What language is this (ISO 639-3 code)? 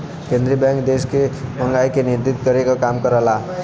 bho